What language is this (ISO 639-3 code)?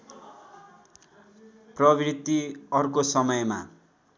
nep